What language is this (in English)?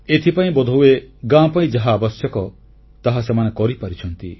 Odia